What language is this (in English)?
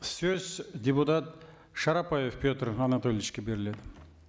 Kazakh